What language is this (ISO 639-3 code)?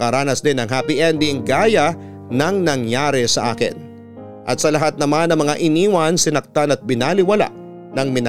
fil